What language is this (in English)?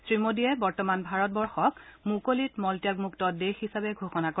Assamese